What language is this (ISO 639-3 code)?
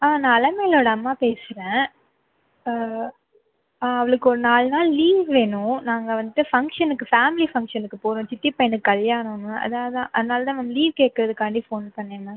tam